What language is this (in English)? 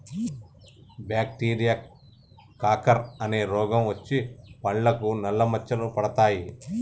Telugu